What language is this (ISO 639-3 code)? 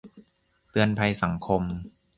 tha